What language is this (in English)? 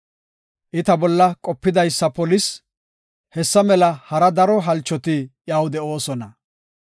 Gofa